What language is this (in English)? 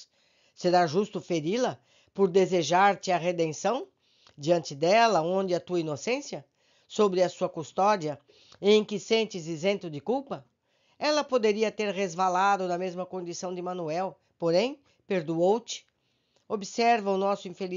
Portuguese